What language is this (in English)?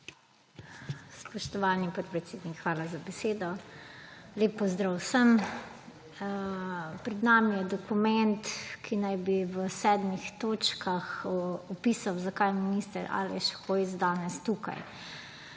Slovenian